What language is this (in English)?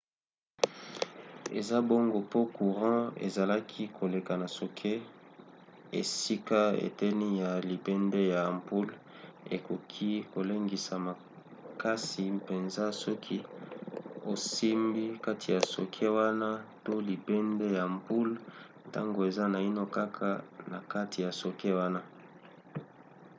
Lingala